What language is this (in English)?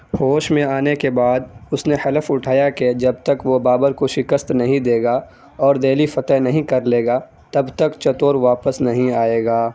Urdu